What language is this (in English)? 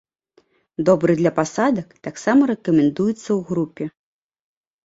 Belarusian